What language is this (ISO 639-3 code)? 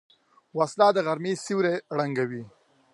pus